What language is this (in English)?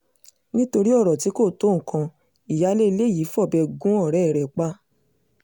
Yoruba